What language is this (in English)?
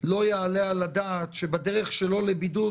Hebrew